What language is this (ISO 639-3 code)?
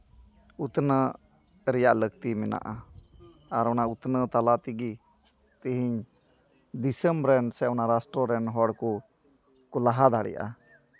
sat